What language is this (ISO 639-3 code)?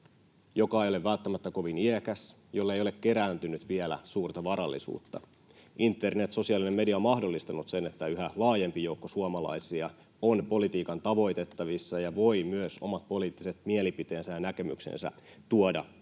fin